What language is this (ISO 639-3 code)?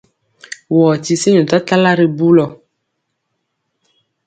mcx